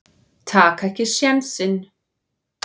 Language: Icelandic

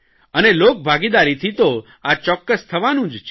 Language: Gujarati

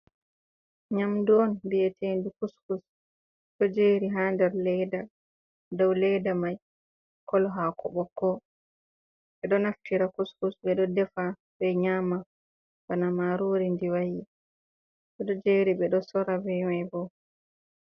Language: Fula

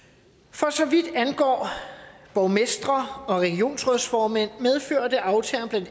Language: Danish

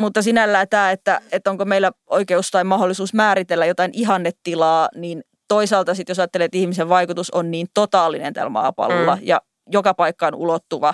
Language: Finnish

